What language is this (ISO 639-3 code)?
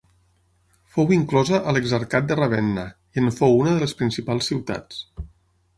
cat